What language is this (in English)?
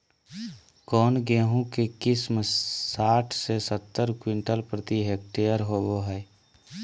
Magahi